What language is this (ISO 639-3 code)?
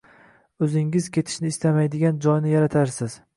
uzb